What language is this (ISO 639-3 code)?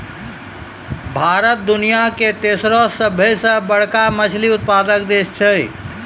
mai